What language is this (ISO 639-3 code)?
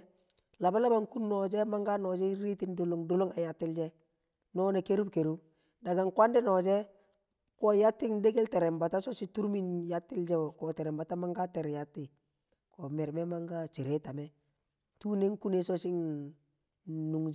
kcq